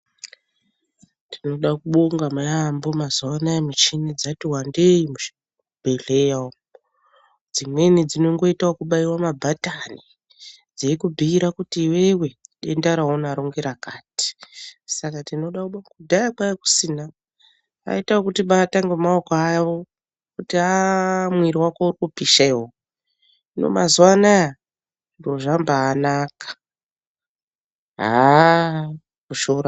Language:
Ndau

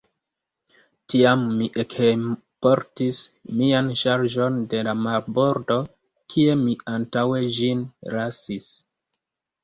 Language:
Esperanto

